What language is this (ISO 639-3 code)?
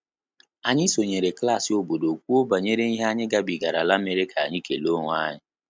ibo